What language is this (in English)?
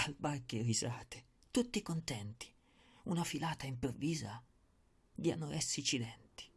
Italian